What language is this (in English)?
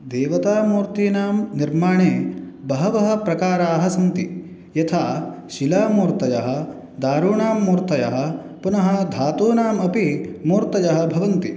Sanskrit